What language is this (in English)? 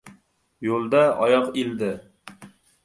Uzbek